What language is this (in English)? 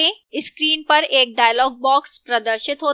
Hindi